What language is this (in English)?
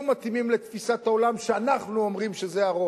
Hebrew